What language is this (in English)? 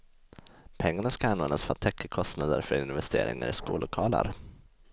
Swedish